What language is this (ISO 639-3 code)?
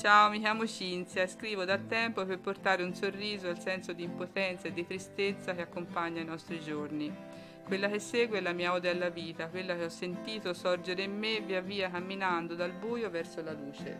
ita